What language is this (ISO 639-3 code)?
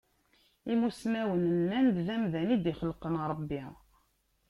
kab